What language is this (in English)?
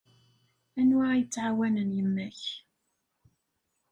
Kabyle